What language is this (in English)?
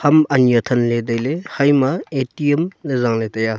Wancho Naga